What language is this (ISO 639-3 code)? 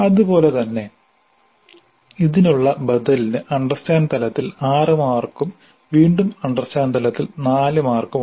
mal